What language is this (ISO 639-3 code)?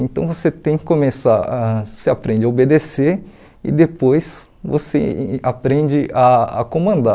por